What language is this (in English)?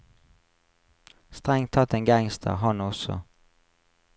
Norwegian